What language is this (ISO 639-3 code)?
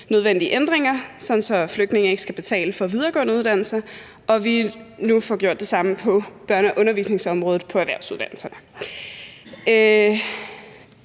dan